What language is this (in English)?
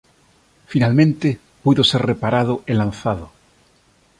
Galician